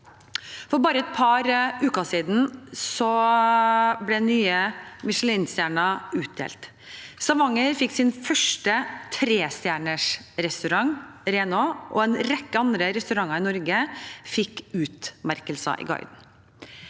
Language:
Norwegian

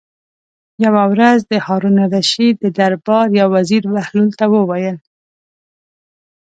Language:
Pashto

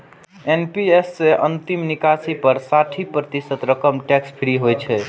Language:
Maithili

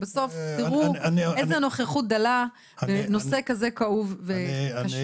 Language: Hebrew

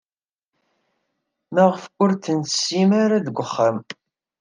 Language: Kabyle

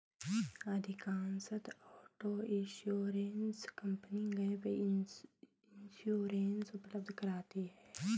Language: Hindi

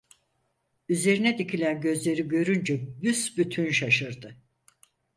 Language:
Turkish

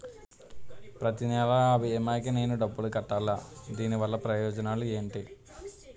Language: Telugu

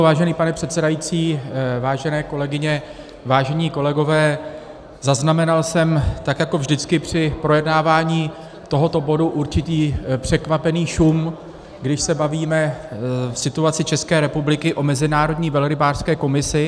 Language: Czech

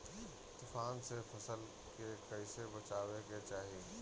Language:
Bhojpuri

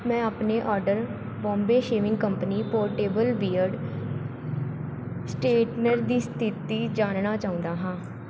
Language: Punjabi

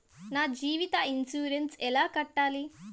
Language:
Telugu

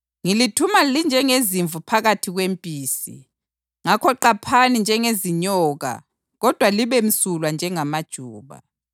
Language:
North Ndebele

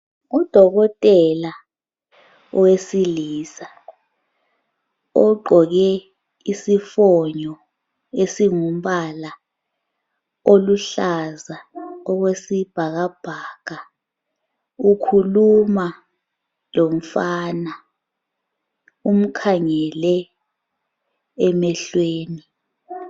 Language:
North Ndebele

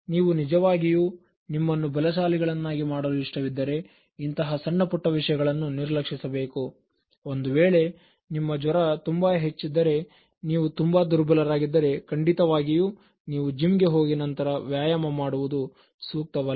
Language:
Kannada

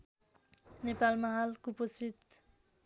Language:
Nepali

